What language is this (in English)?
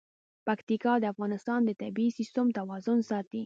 Pashto